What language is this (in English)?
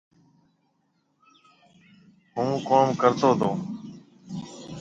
Marwari (Pakistan)